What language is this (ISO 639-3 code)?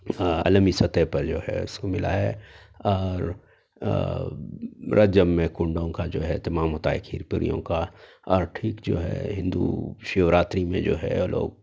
urd